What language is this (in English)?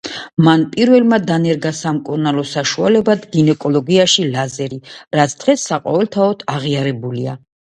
Georgian